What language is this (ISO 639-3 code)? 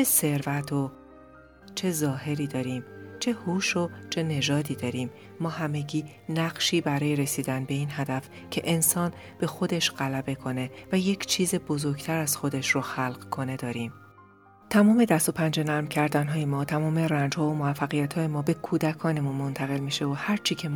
fas